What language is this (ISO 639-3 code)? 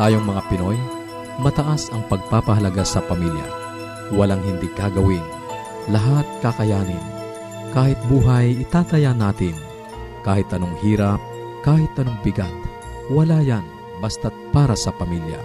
fil